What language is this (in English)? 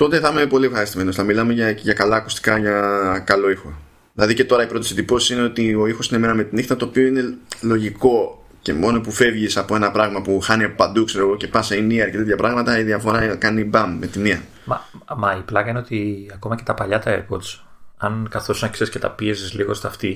Greek